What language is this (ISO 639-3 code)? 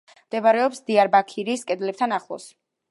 kat